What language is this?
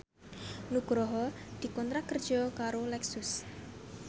Javanese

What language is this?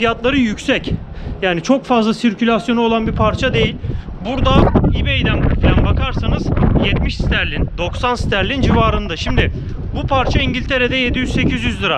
Turkish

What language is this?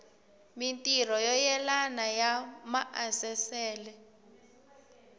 Tsonga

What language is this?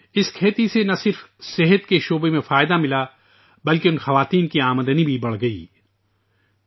Urdu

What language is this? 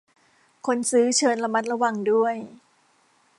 Thai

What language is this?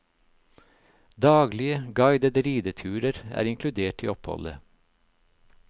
Norwegian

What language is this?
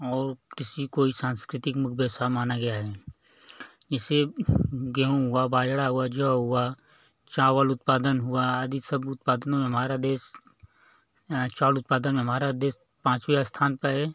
Hindi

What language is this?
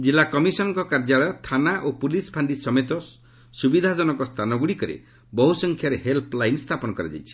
Odia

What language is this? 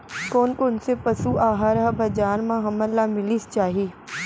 Chhattisgarhi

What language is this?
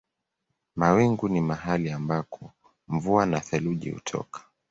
Swahili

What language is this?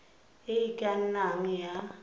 Tswana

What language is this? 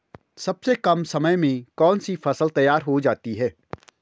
Hindi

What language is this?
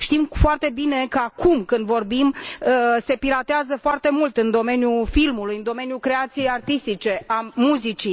Romanian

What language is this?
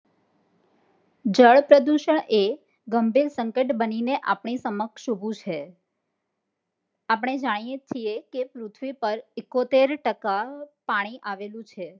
Gujarati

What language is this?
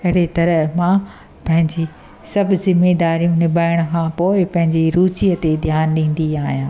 Sindhi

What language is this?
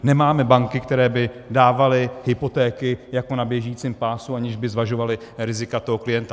Czech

